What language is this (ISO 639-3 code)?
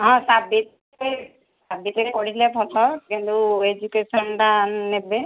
ori